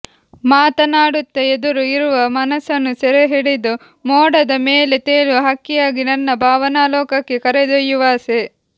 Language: Kannada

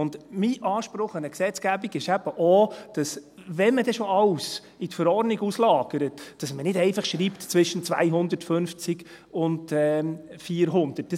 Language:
Swiss German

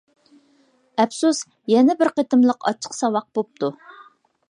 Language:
Uyghur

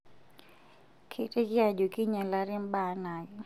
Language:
Masai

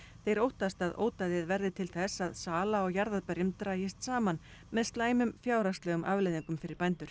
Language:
Icelandic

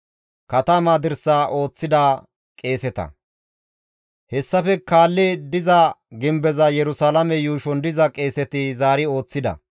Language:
Gamo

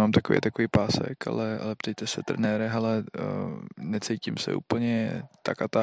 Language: Czech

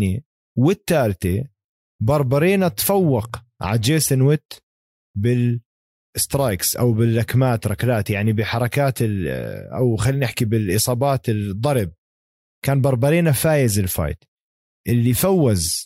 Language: Arabic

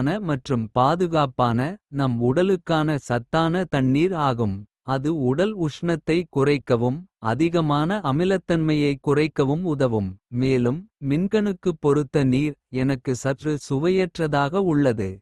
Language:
Kota (India)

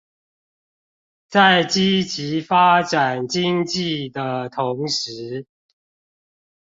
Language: Chinese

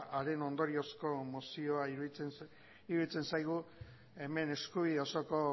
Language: Basque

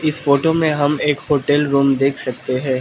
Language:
Hindi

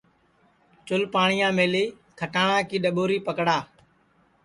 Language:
Sansi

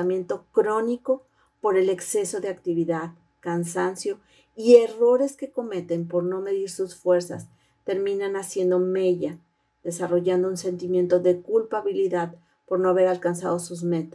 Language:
Spanish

